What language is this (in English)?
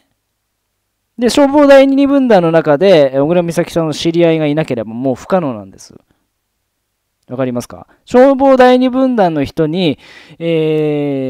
Japanese